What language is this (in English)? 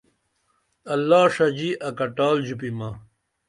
Dameli